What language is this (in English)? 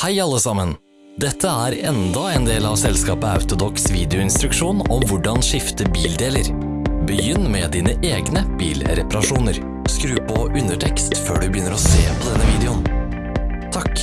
Norwegian